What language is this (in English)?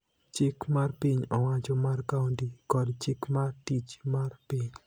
Luo (Kenya and Tanzania)